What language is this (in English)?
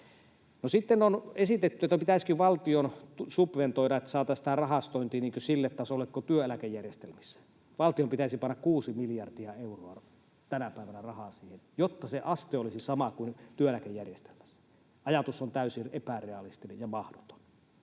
Finnish